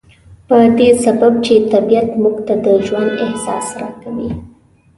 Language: Pashto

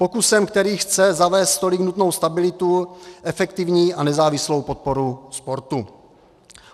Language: Czech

